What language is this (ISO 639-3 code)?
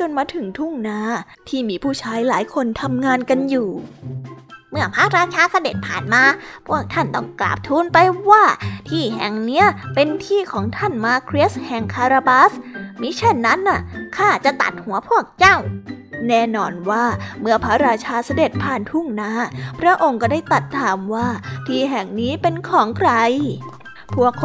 tha